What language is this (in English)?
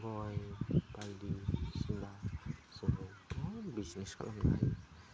Bodo